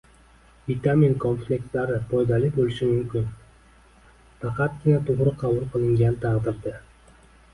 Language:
Uzbek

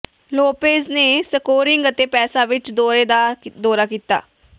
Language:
Punjabi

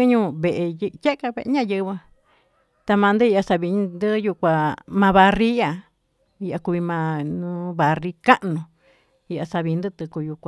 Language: Tututepec Mixtec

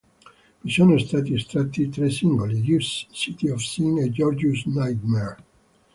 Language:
Italian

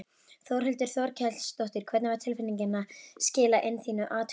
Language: Icelandic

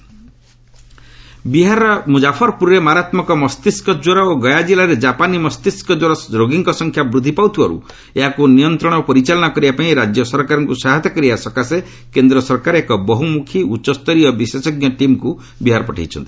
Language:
Odia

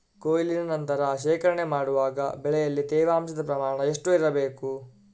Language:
Kannada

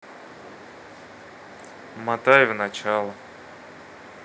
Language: Russian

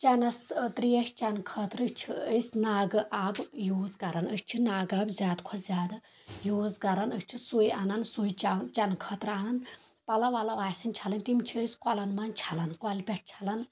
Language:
Kashmiri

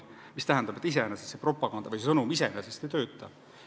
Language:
Estonian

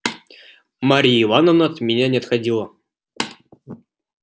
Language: Russian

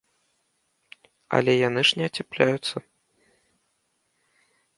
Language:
Belarusian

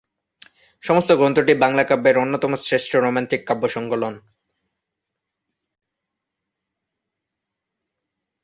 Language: Bangla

